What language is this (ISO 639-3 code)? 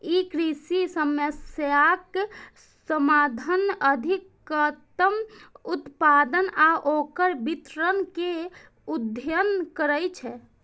mai